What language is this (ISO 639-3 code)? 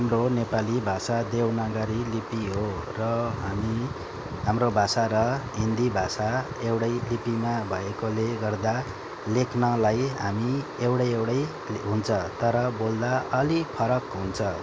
nep